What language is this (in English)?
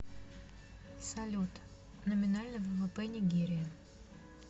Russian